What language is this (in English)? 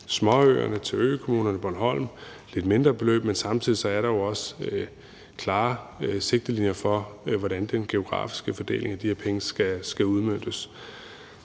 Danish